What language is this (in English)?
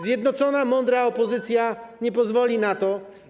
Polish